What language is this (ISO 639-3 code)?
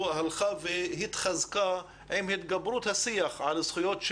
heb